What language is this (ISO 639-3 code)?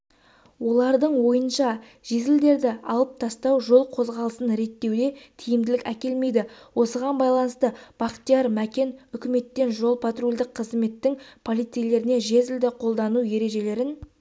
kaz